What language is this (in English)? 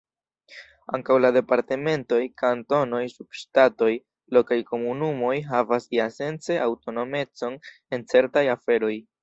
Esperanto